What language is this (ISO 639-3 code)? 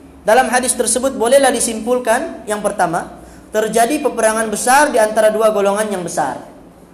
msa